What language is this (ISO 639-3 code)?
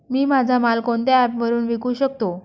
mar